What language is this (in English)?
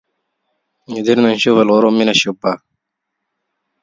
Arabic